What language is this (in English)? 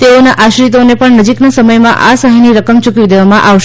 Gujarati